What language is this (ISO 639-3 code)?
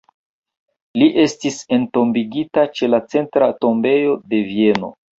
epo